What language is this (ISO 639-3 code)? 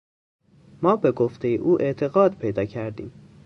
fas